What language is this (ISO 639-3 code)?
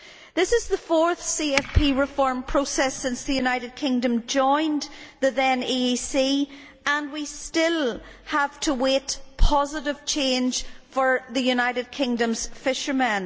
eng